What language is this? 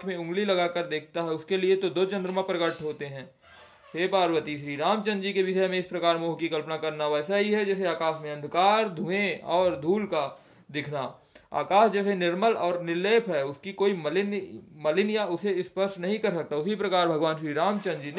Hindi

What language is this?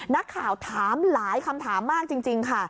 Thai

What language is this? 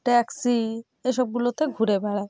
Bangla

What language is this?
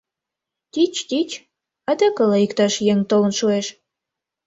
Mari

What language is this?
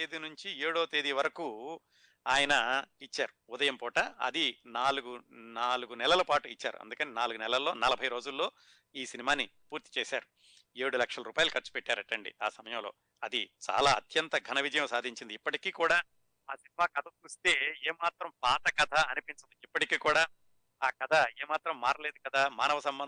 Telugu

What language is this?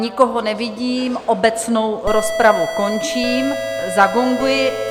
Czech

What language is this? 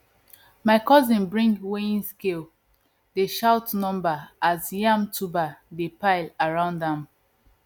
Nigerian Pidgin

